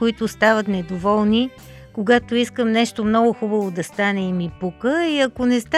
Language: Bulgarian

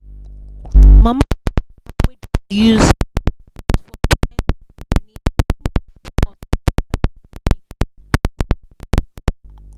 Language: Nigerian Pidgin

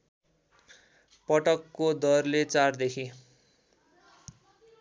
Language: Nepali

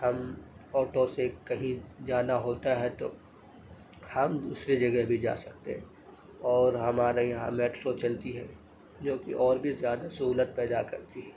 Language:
Urdu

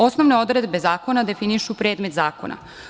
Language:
Serbian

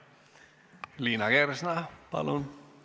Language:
Estonian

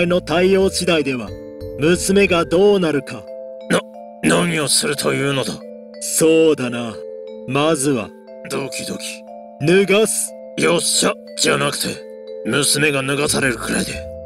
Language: Japanese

